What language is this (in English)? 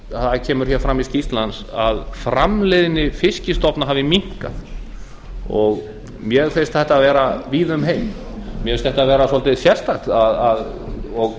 Icelandic